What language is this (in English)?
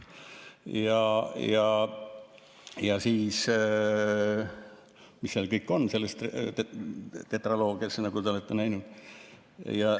Estonian